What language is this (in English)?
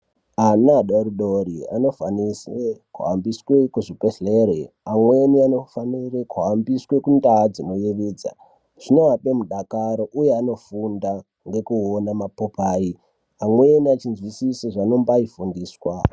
Ndau